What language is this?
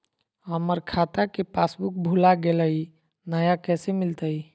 Magahi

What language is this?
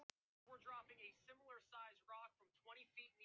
Icelandic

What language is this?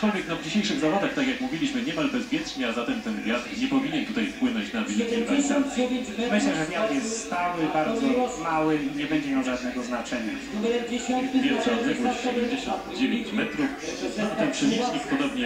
Polish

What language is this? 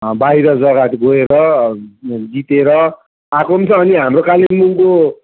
Nepali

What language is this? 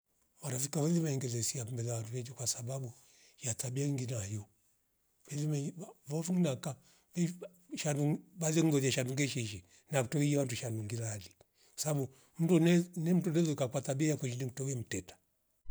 Rombo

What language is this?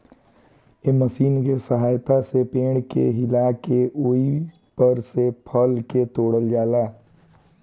Bhojpuri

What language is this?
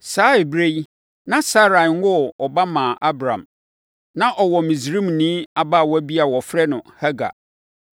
Akan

